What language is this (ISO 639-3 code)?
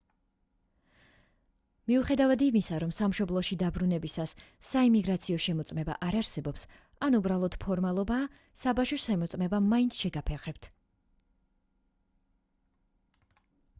kat